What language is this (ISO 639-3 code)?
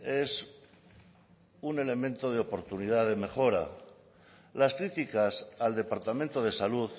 spa